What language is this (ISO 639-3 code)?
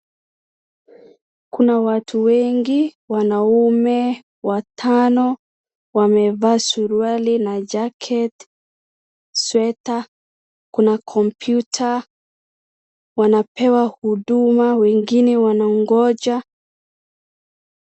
swa